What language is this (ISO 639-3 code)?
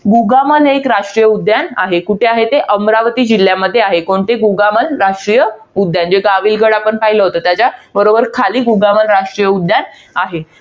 mar